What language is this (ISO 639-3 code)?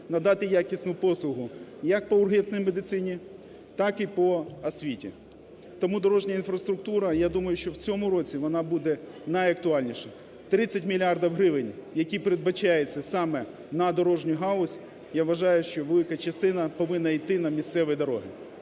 ukr